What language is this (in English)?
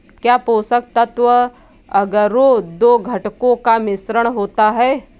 Hindi